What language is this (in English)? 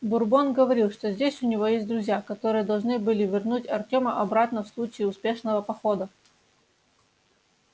Russian